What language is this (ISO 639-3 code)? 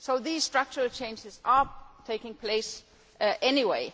eng